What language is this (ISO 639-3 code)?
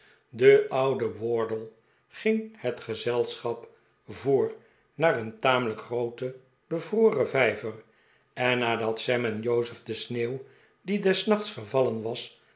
nld